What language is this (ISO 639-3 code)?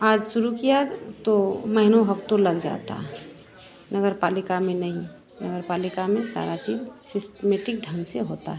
hin